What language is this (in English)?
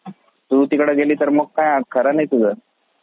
Marathi